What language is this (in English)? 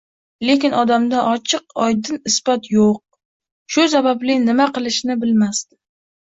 Uzbek